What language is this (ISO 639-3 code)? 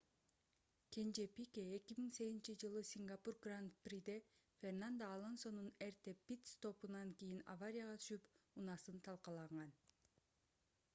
kir